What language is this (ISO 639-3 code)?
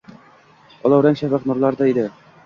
uzb